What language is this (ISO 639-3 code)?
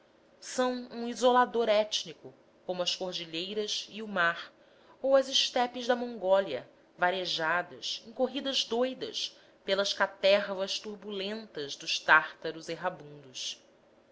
por